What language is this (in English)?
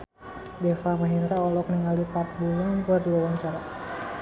Sundanese